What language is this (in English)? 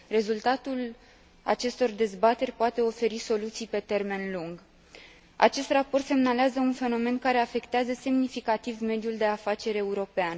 Romanian